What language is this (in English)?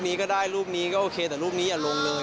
Thai